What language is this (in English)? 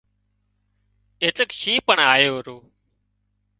Wadiyara Koli